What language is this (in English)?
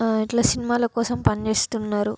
Telugu